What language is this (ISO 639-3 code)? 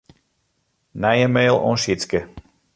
fry